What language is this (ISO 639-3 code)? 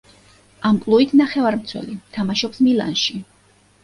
kat